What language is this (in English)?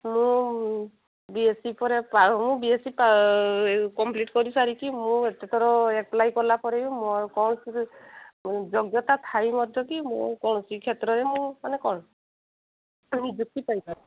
Odia